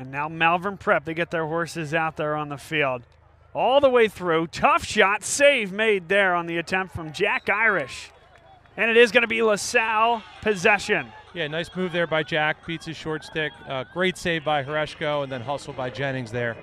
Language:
English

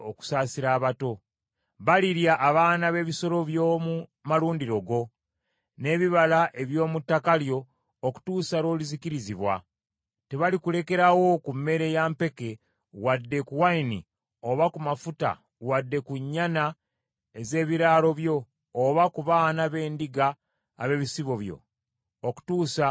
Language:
Ganda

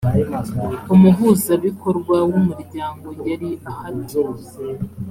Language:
Kinyarwanda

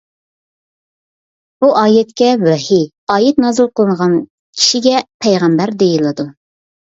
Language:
Uyghur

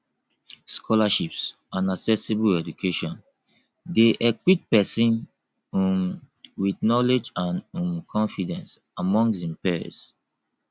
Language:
Nigerian Pidgin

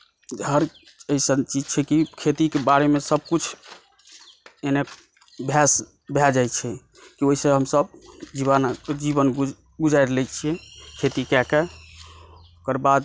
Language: Maithili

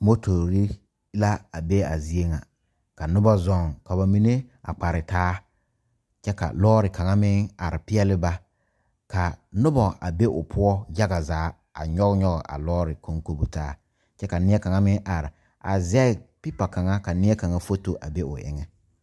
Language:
Southern Dagaare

